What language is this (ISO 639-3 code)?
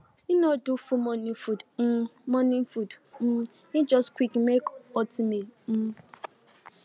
pcm